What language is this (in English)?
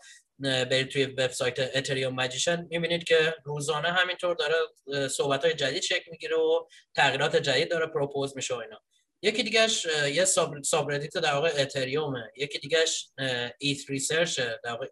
Persian